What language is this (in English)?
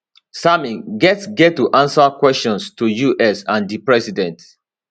Nigerian Pidgin